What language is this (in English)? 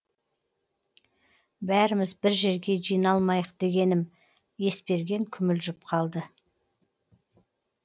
Kazakh